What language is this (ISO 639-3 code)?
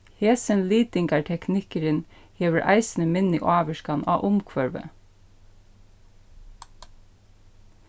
fao